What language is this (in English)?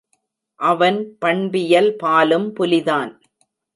Tamil